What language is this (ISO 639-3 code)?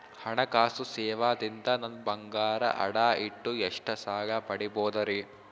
kan